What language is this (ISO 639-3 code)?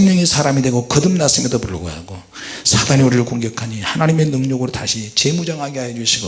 kor